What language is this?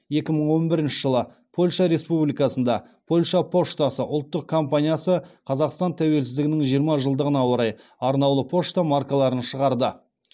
Kazakh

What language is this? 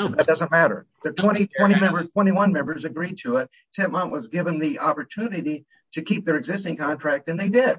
English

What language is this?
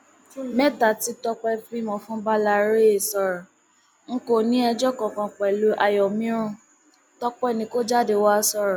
Yoruba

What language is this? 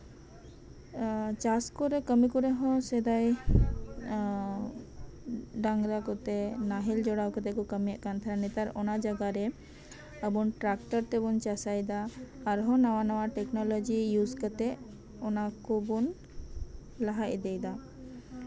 Santali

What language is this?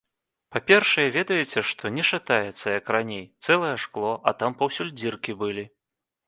Belarusian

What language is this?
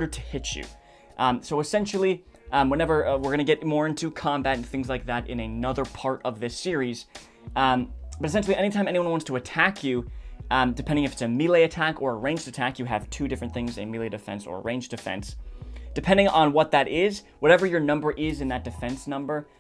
English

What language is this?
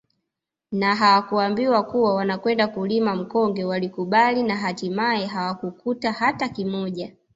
Swahili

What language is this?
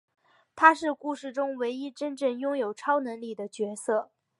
Chinese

